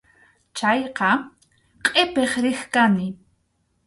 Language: Arequipa-La Unión Quechua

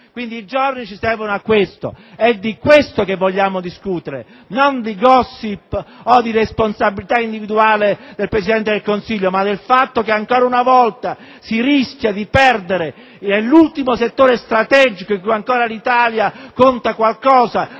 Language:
Italian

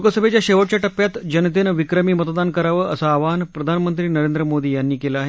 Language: Marathi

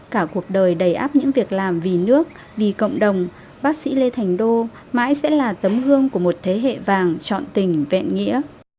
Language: Vietnamese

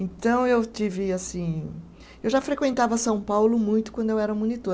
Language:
Portuguese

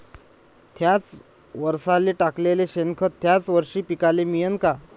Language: Marathi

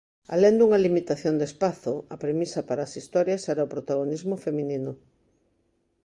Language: Galician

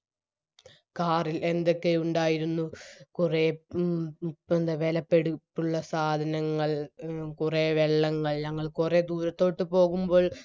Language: Malayalam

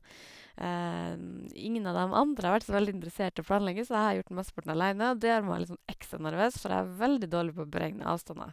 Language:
Norwegian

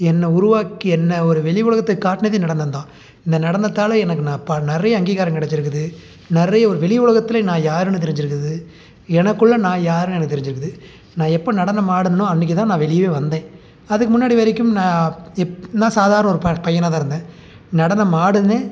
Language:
Tamil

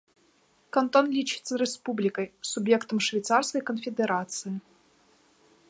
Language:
Belarusian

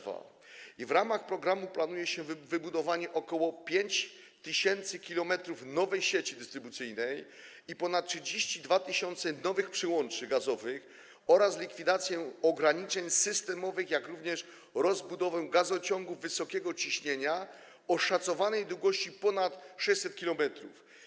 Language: Polish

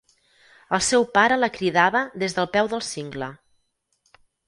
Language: Catalan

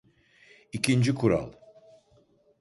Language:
Turkish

